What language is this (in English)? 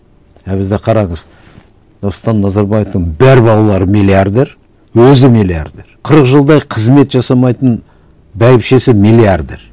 Kazakh